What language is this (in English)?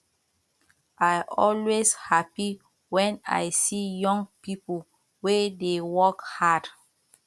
Nigerian Pidgin